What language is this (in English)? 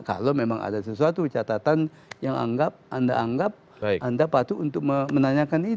Indonesian